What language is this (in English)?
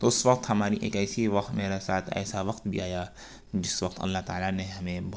Urdu